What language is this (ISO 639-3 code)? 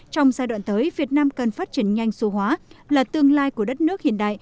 vie